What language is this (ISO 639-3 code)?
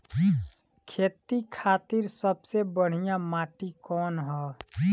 bho